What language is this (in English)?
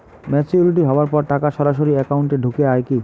Bangla